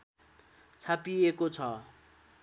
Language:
Nepali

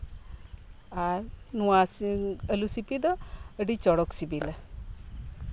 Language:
Santali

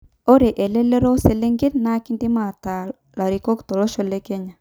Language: Masai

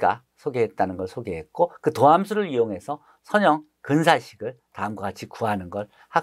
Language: Korean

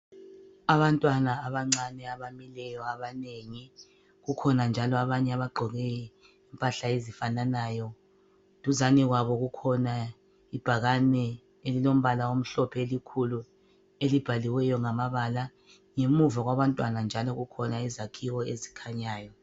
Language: North Ndebele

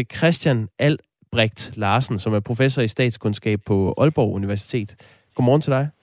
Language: Danish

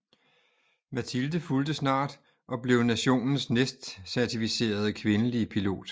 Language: Danish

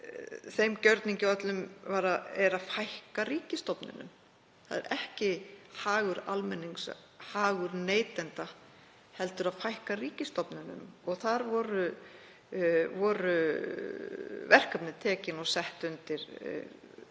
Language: Icelandic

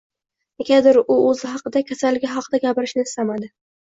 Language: Uzbek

